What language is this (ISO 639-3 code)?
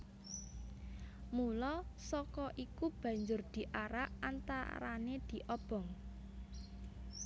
jav